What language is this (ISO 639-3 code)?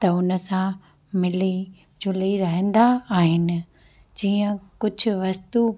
snd